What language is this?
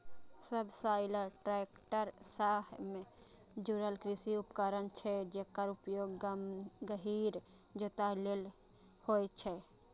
Maithili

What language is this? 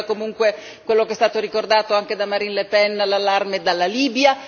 Italian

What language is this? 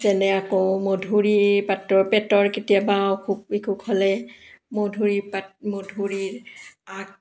Assamese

